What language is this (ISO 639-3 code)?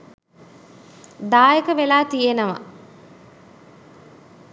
sin